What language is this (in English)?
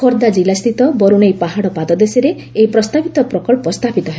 Odia